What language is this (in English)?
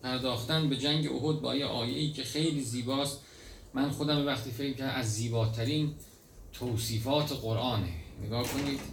Persian